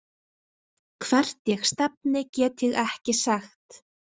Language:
Icelandic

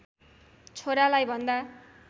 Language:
Nepali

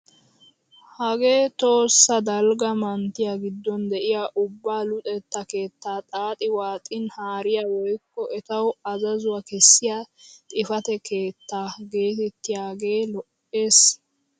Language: Wolaytta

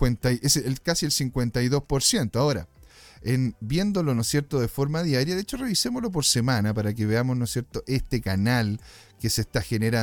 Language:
Spanish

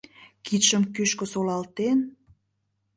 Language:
Mari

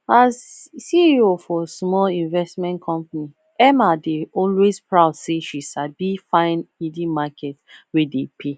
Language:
Nigerian Pidgin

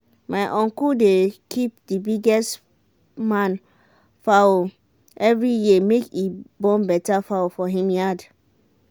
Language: Nigerian Pidgin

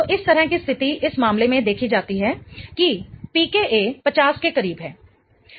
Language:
Hindi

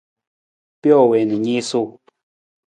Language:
Nawdm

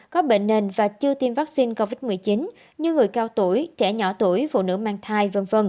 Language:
Vietnamese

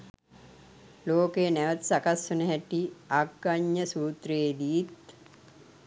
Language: Sinhala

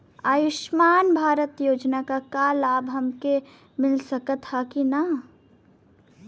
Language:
Bhojpuri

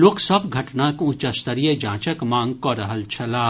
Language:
Maithili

